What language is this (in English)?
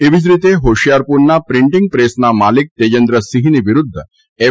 Gujarati